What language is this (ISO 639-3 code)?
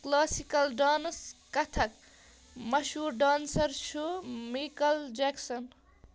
kas